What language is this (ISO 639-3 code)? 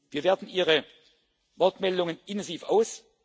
deu